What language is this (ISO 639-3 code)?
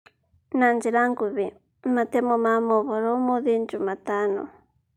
kik